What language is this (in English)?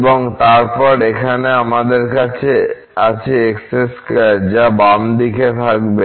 Bangla